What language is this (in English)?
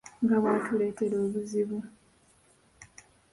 Ganda